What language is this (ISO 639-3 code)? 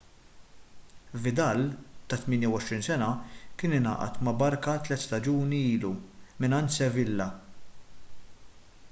mlt